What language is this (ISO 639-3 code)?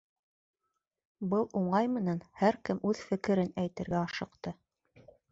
bak